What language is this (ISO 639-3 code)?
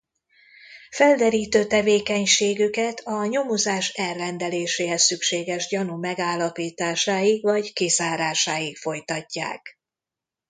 hun